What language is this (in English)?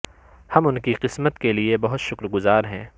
Urdu